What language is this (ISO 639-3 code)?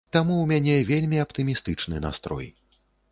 bel